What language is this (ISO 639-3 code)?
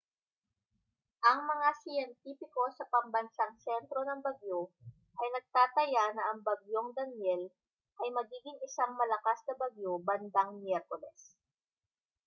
fil